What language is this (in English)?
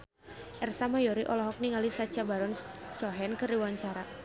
Sundanese